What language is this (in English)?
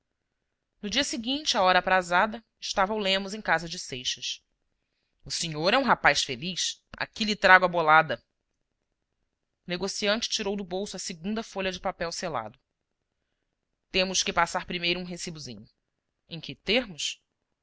Portuguese